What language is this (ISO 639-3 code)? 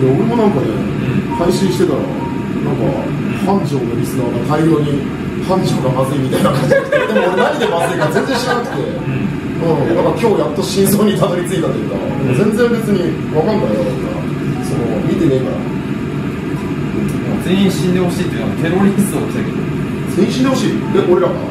jpn